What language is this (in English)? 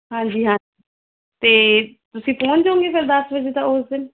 Punjabi